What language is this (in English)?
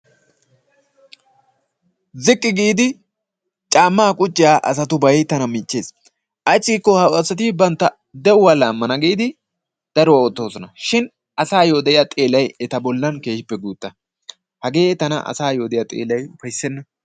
Wolaytta